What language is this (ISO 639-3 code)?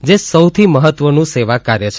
guj